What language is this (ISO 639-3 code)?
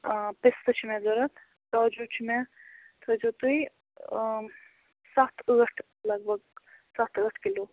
kas